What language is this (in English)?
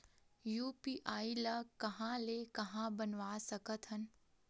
Chhattisgarhi